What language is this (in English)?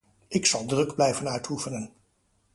Dutch